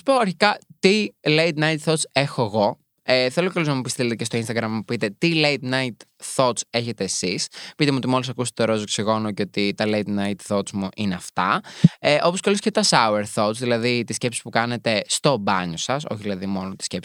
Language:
Greek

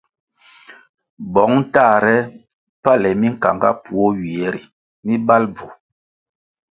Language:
Kwasio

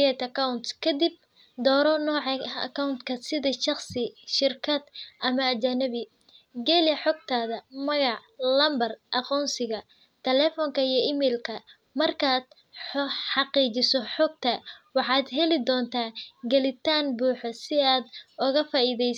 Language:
Somali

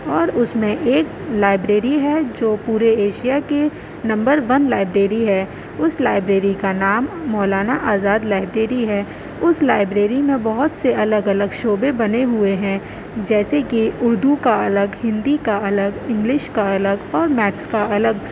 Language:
Urdu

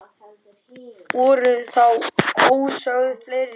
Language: Icelandic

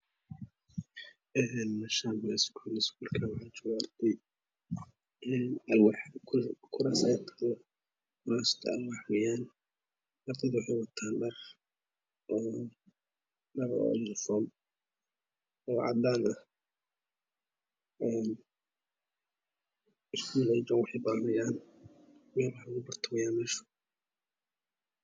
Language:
Somali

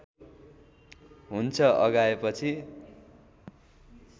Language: Nepali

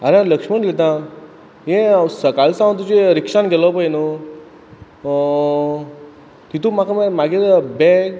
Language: Konkani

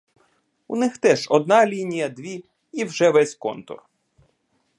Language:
Ukrainian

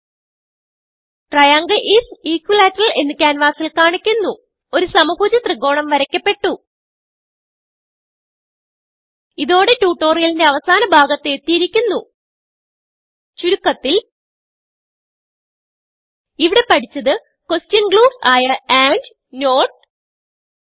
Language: Malayalam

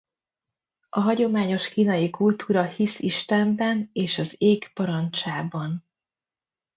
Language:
Hungarian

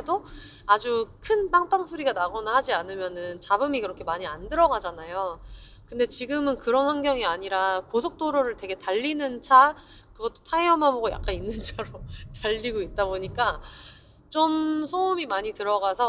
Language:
Korean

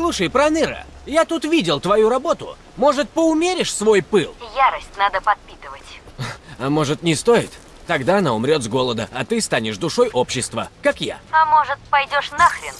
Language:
Russian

